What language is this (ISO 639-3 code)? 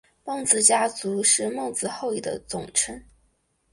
zho